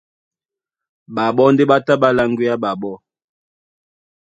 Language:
Duala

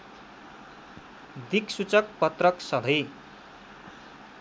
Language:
Nepali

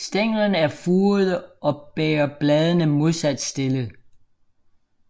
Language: Danish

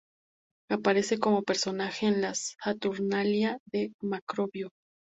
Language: Spanish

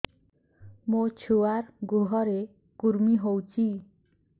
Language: Odia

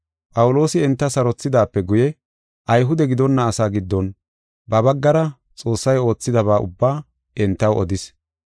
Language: Gofa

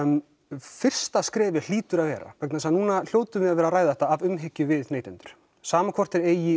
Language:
Icelandic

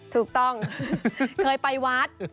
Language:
Thai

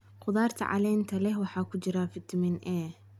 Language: Somali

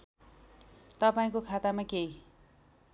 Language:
Nepali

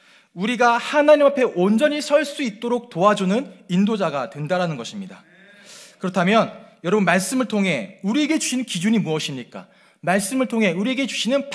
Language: Korean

